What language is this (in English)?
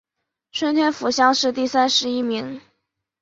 Chinese